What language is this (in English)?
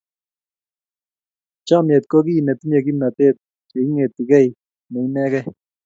Kalenjin